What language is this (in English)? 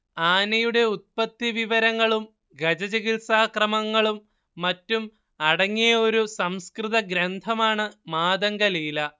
Malayalam